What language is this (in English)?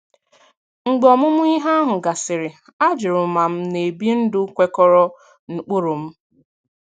Igbo